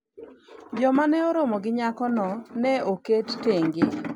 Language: Luo (Kenya and Tanzania)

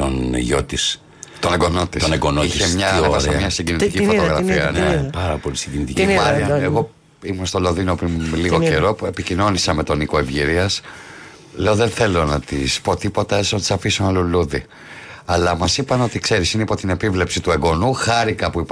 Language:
Greek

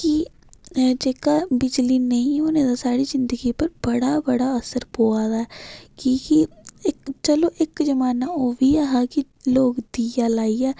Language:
Dogri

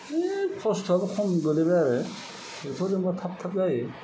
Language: Bodo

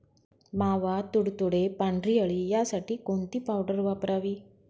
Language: Marathi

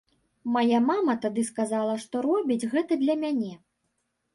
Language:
Belarusian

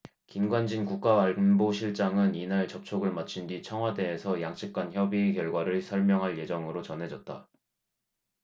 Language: Korean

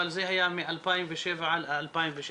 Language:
Hebrew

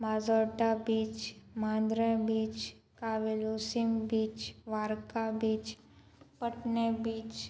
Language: Konkani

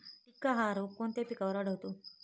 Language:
Marathi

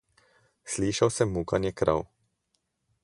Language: Slovenian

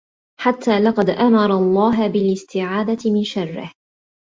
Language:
Arabic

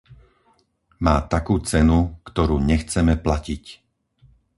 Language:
Slovak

